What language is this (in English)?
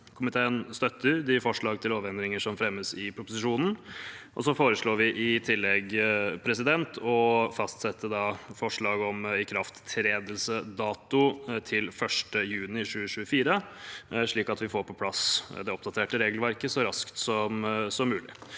Norwegian